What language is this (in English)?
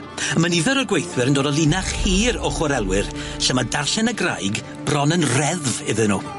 Welsh